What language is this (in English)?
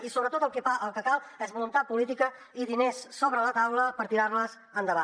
Catalan